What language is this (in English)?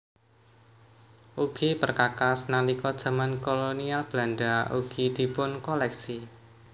Javanese